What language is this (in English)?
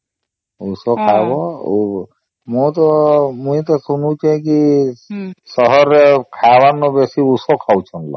Odia